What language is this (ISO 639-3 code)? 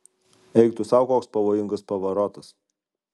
lit